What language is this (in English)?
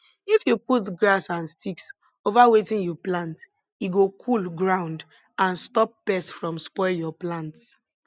Nigerian Pidgin